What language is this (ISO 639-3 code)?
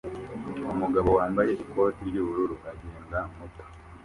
kin